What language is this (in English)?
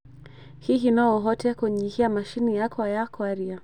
Kikuyu